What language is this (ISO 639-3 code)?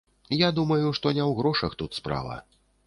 bel